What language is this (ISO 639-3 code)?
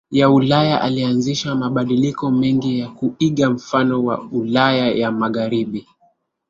swa